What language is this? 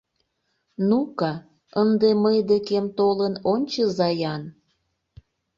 Mari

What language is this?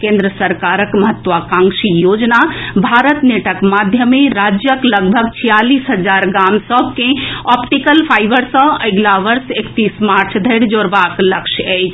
Maithili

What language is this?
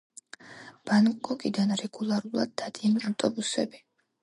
Georgian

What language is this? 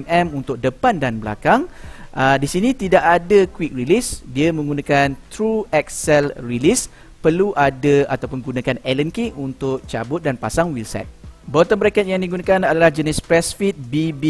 Malay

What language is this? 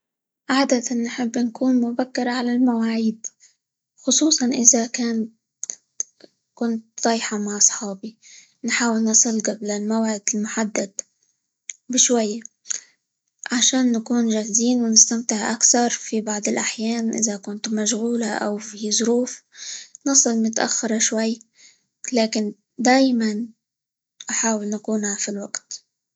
Libyan Arabic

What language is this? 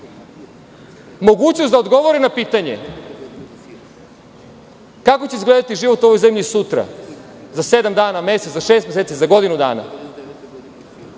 Serbian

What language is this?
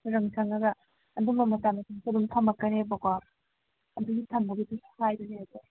Manipuri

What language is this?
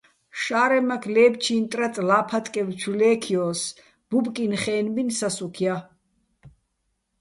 Bats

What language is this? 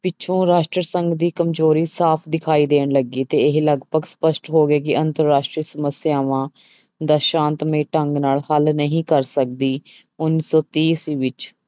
Punjabi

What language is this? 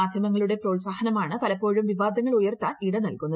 Malayalam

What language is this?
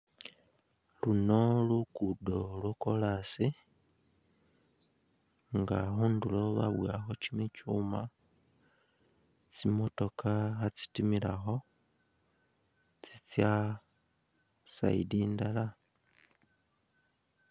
Masaaba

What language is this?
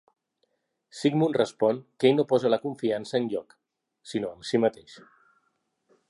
Catalan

